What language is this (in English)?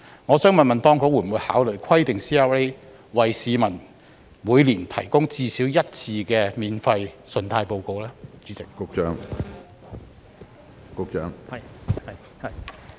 Cantonese